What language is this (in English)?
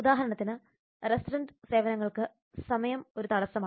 Malayalam